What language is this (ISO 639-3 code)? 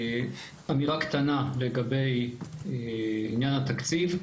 heb